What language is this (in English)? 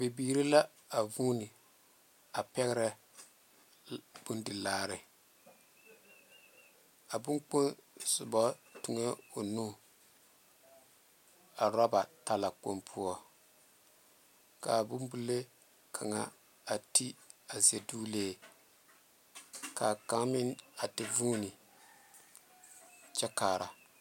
Southern Dagaare